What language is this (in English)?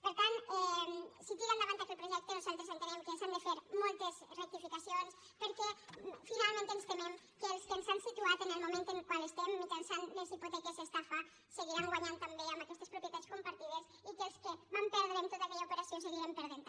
Catalan